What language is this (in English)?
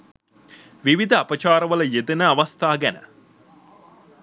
Sinhala